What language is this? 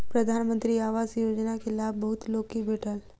Maithili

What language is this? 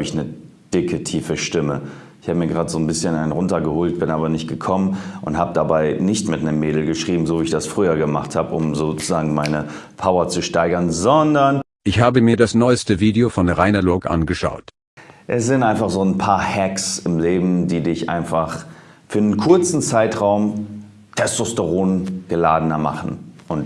German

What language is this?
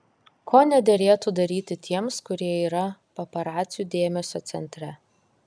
Lithuanian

